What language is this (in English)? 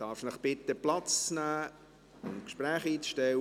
Swiss German